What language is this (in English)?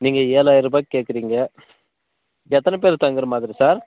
Tamil